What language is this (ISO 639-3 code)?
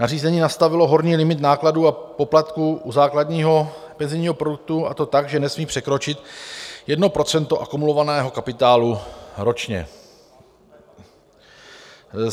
ces